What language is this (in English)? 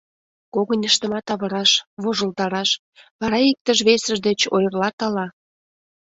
Mari